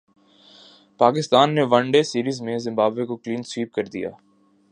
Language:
Urdu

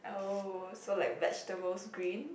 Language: English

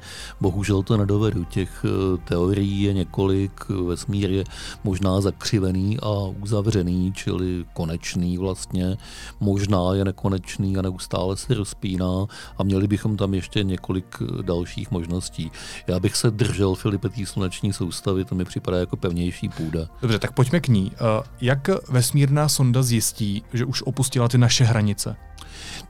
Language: Czech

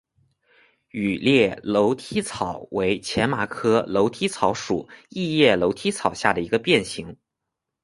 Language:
Chinese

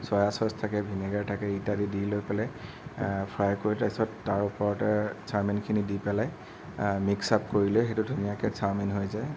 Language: Assamese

